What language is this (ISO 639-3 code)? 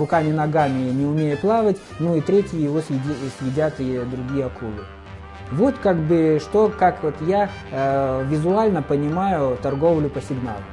rus